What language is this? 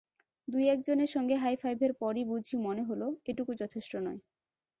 Bangla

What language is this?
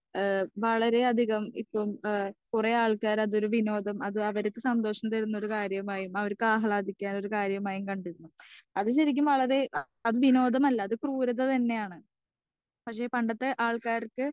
Malayalam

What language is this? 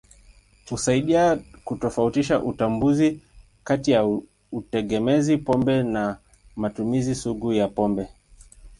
Swahili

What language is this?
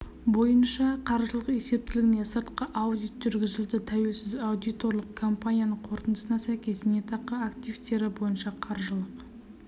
Kazakh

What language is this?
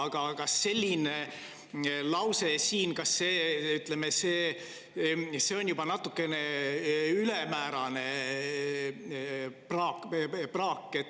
Estonian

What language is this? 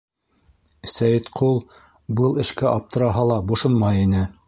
Bashkir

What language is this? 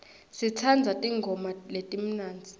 Swati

